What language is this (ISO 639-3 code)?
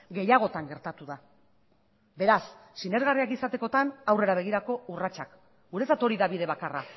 eus